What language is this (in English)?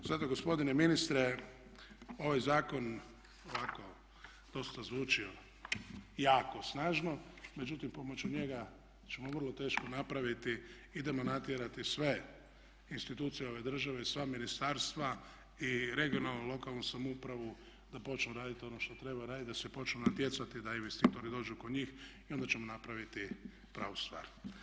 Croatian